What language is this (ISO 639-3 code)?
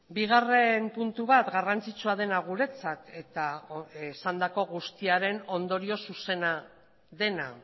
eus